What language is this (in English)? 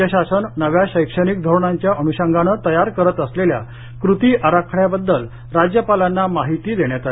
Marathi